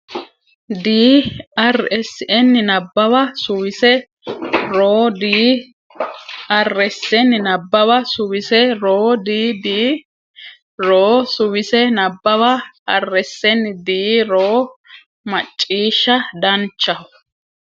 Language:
Sidamo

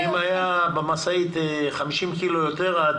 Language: Hebrew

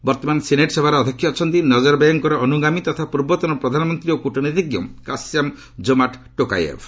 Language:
Odia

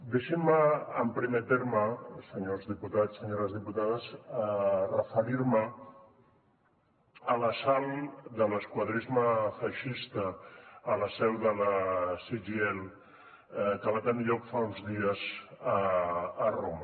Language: Catalan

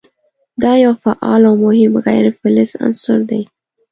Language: Pashto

